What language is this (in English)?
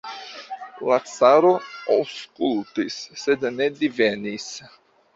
Esperanto